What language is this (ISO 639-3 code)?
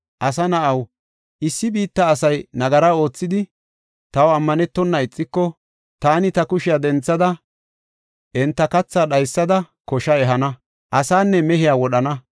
gof